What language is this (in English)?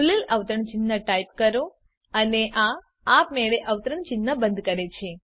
Gujarati